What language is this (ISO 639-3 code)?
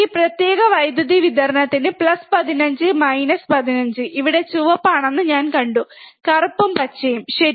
mal